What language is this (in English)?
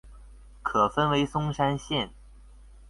Chinese